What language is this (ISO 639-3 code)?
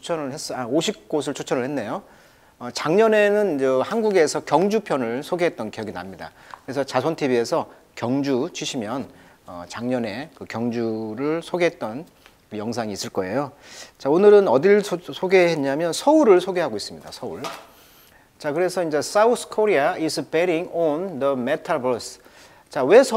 kor